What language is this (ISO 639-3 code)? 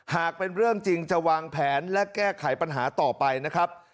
tha